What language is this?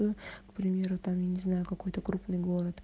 Russian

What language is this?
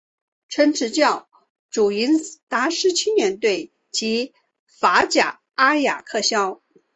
Chinese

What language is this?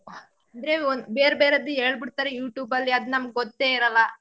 Kannada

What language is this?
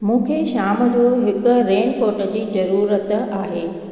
Sindhi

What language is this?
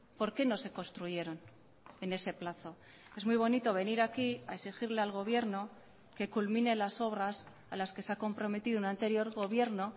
Spanish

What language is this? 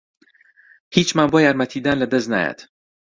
Central Kurdish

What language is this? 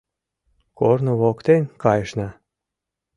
Mari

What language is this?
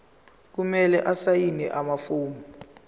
Zulu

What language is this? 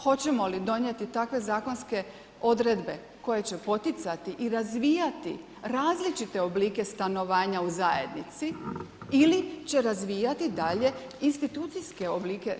Croatian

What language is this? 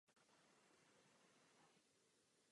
Czech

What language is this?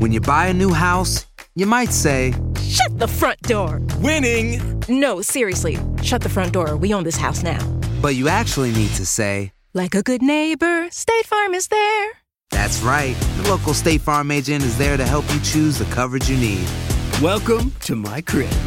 Spanish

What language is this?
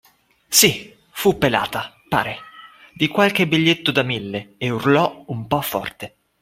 Italian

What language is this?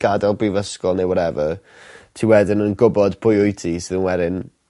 Welsh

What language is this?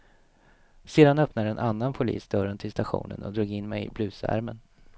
Swedish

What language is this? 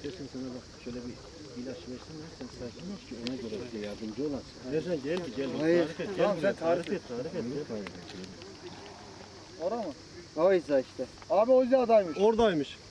Turkish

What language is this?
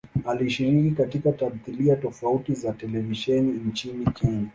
Swahili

